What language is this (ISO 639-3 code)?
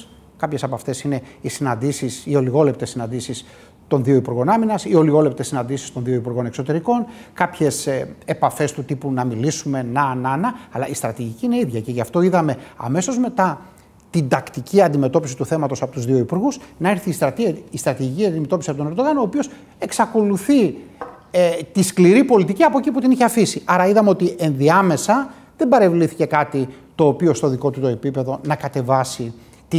ell